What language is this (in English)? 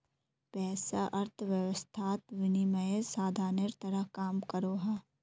Magahi